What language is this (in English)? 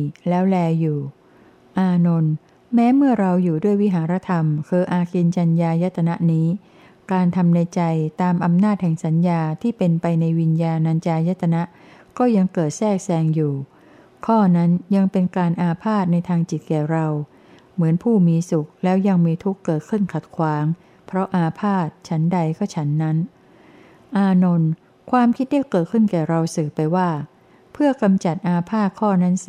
Thai